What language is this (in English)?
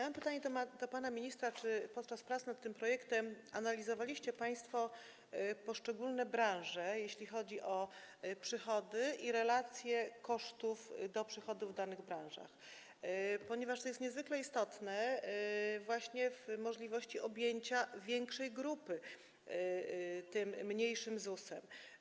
Polish